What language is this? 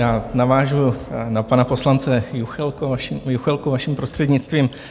Czech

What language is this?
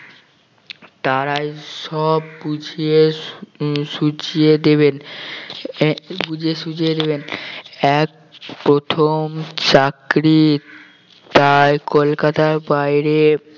Bangla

